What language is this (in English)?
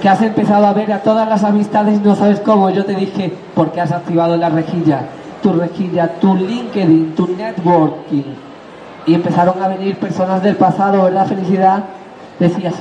Spanish